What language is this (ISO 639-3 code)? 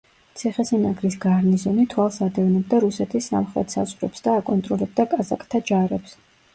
kat